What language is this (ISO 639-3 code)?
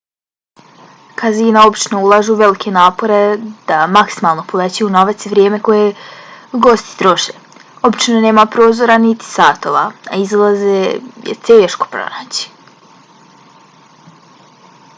bos